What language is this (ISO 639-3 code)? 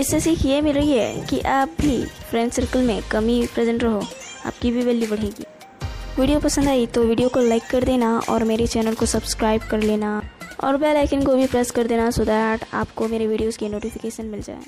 hin